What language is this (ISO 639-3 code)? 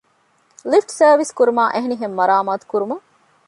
div